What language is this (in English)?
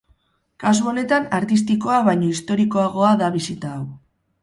Basque